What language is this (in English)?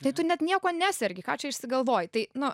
Lithuanian